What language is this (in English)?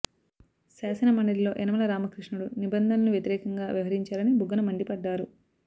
Telugu